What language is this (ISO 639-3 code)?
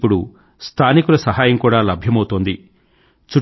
tel